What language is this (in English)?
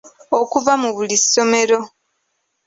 Ganda